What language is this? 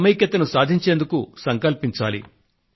Telugu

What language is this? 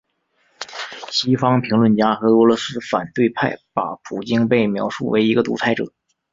Chinese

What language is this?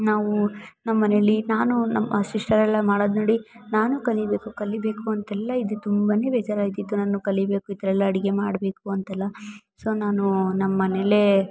Kannada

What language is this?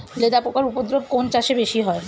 Bangla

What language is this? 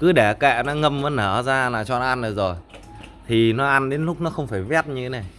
Vietnamese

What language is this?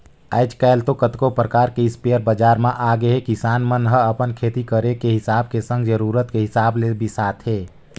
Chhattisgarhi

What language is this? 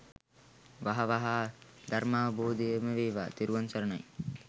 Sinhala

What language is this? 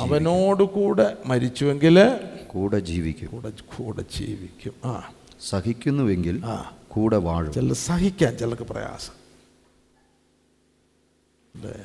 Malayalam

